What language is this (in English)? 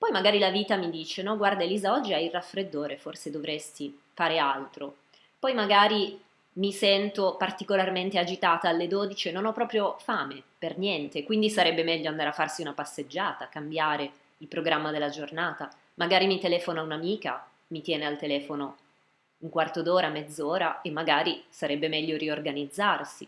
Italian